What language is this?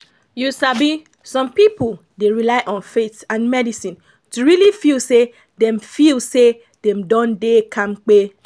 Nigerian Pidgin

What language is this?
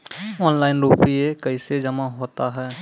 Maithili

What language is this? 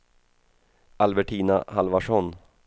Swedish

